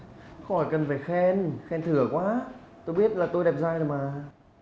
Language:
Vietnamese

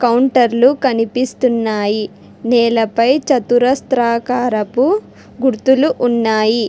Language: Telugu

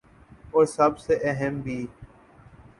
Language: Urdu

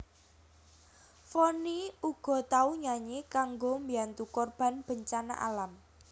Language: Javanese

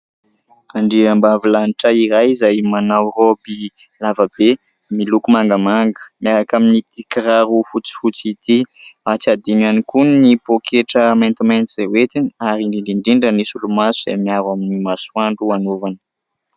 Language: Malagasy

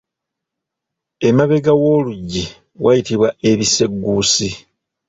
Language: Ganda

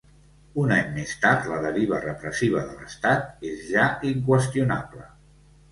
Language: Catalan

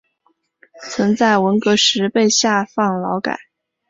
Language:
Chinese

